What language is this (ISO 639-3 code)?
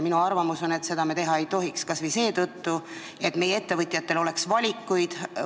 est